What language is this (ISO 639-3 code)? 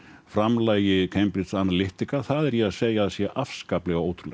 isl